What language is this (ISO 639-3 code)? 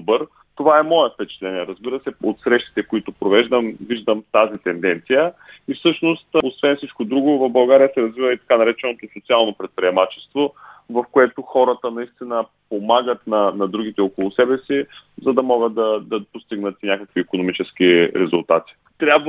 bul